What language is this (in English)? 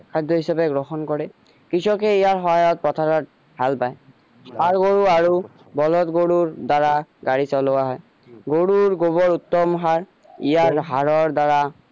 Assamese